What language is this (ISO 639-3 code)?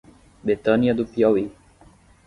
por